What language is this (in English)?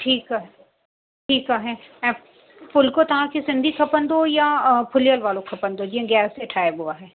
Sindhi